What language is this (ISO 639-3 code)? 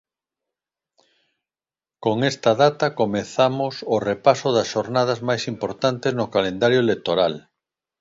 glg